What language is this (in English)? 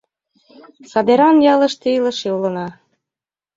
Mari